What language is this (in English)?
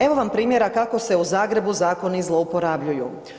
Croatian